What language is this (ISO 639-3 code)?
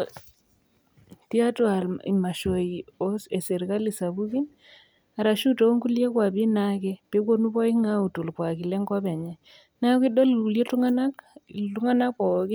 mas